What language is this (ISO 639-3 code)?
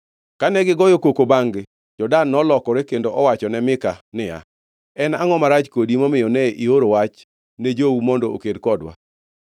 luo